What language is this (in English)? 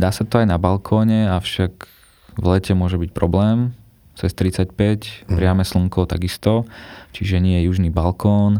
Slovak